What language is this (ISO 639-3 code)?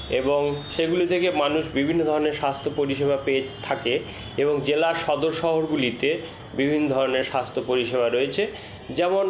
ben